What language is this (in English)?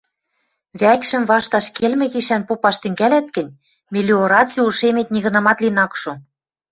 Western Mari